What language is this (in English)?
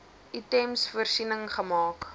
Afrikaans